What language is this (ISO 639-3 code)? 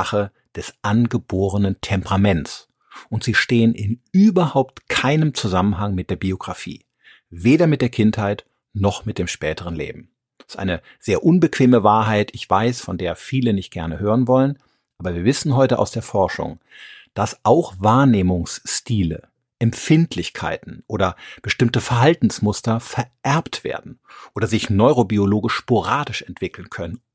deu